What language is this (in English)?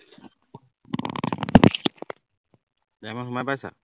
Assamese